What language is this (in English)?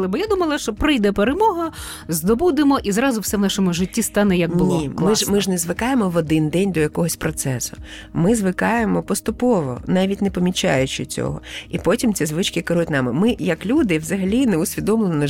Ukrainian